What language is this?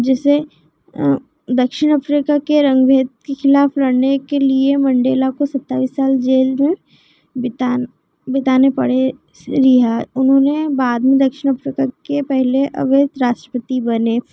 Hindi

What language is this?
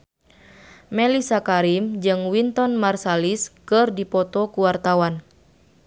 Sundanese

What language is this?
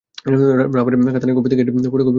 Bangla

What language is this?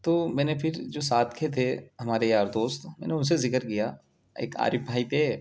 Urdu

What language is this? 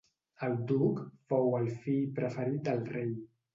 Catalan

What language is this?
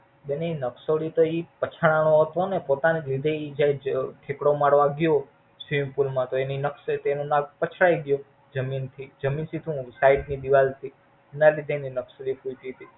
Gujarati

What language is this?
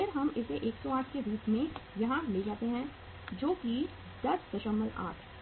Hindi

